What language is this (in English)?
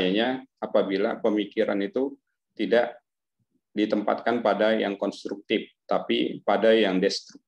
Indonesian